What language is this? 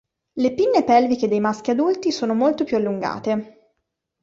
Italian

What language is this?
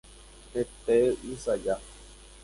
Guarani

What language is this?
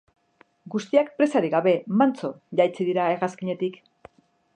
Basque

